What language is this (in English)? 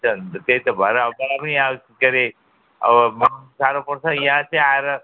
Nepali